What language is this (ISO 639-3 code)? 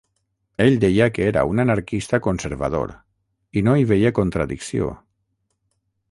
cat